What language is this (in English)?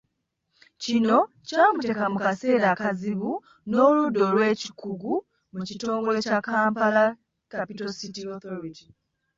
Ganda